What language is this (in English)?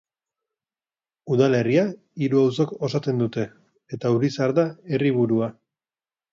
Basque